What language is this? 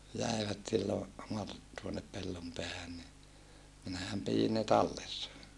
Finnish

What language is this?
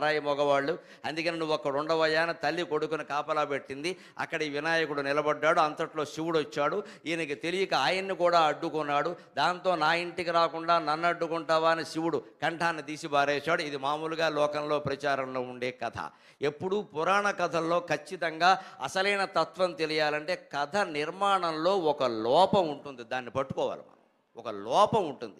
Telugu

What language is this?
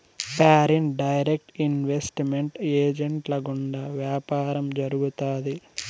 Telugu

